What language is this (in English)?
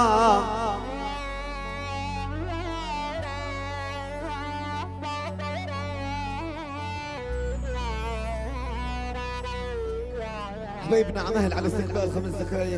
Arabic